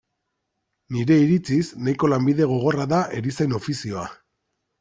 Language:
Basque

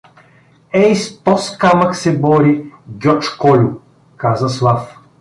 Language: Bulgarian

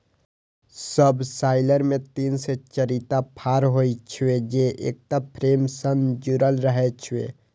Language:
Maithili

